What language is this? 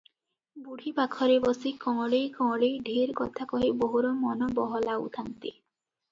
Odia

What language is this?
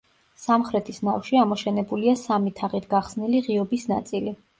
Georgian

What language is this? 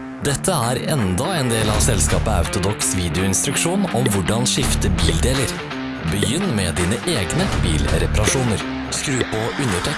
Norwegian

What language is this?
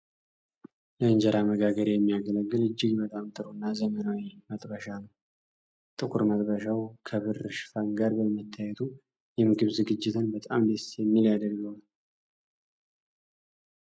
Amharic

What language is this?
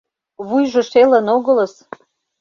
Mari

